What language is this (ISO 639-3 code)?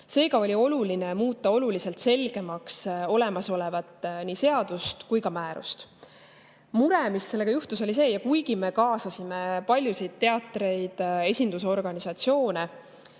est